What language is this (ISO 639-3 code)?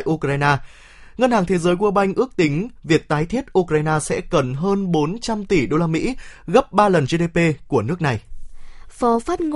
vie